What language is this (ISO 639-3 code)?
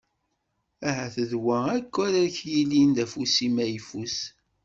kab